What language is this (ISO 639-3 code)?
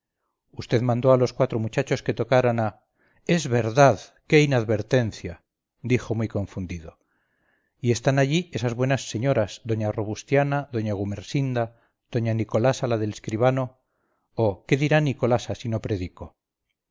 spa